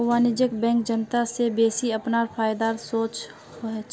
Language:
Magahi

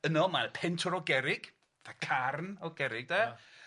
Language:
Welsh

